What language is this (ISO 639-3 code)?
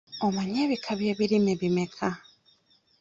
lug